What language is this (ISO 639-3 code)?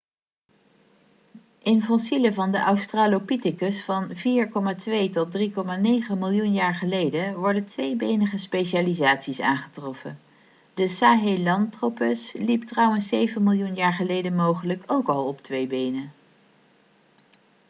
nld